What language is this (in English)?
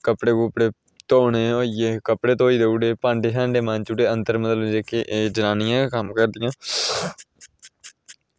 Dogri